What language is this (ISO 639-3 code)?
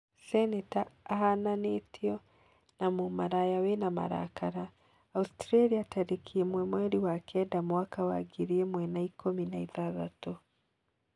kik